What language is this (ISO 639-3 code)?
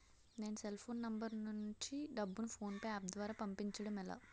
tel